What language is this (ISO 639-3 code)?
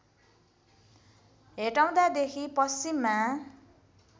nep